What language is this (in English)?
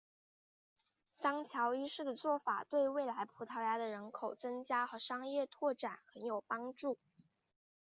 Chinese